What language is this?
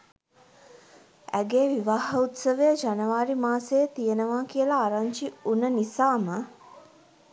Sinhala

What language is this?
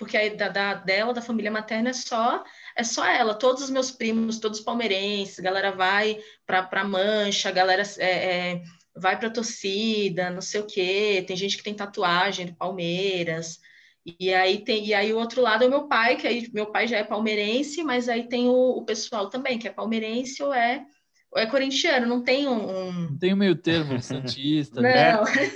Portuguese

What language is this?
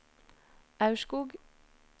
Norwegian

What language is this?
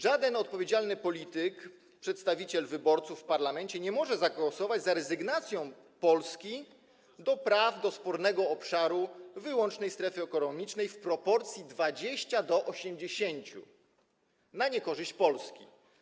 Polish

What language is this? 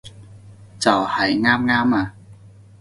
Cantonese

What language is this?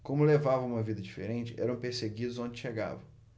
Portuguese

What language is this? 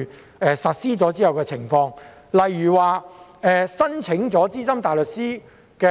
Cantonese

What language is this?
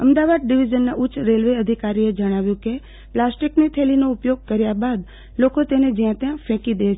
Gujarati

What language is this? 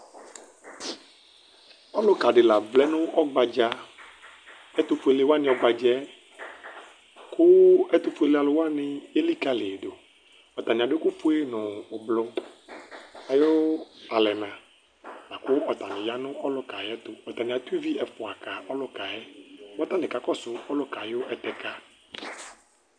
Ikposo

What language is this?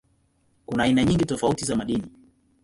Swahili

